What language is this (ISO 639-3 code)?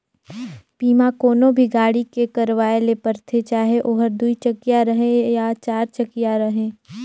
hne